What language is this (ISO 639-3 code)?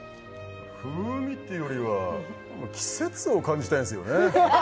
jpn